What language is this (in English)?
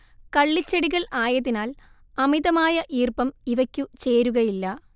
Malayalam